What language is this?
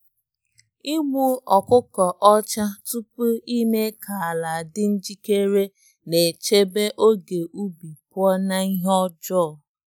Igbo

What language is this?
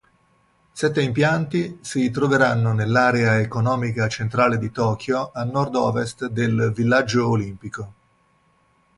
Italian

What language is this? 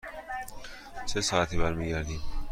Persian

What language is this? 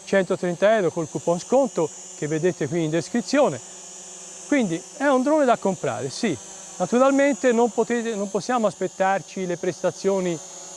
Italian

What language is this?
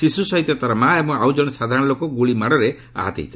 Odia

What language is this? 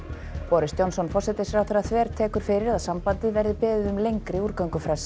Icelandic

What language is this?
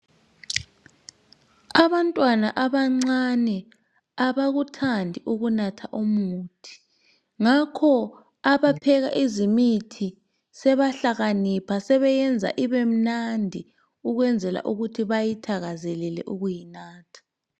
North Ndebele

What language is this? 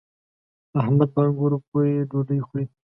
Pashto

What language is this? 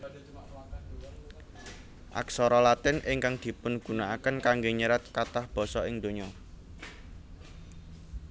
Javanese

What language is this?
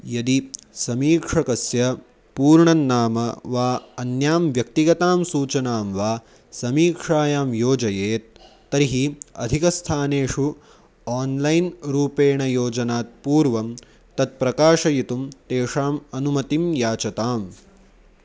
Sanskrit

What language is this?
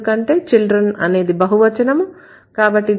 Telugu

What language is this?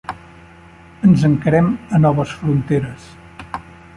Catalan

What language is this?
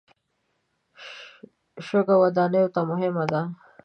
Pashto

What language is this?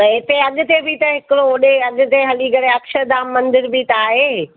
Sindhi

